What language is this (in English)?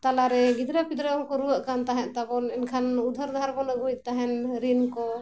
Santali